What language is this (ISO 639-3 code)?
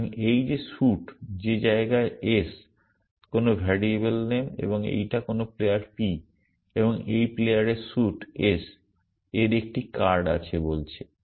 ben